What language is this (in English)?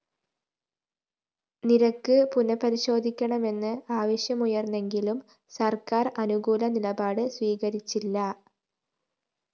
Malayalam